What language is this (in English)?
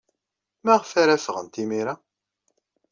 Kabyle